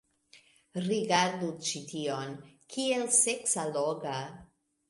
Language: Esperanto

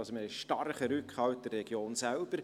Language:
Swiss German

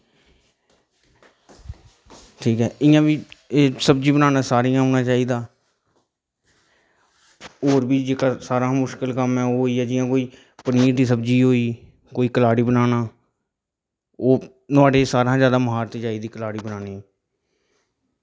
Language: Dogri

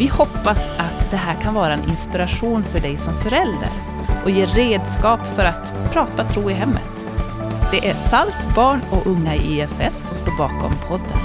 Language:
Swedish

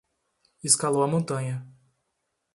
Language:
Portuguese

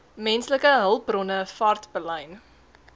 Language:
Afrikaans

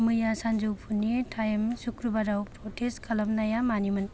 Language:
Bodo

